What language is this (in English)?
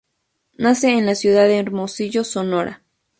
Spanish